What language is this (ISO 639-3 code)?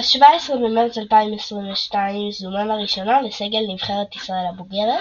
heb